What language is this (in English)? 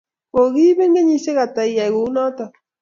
Kalenjin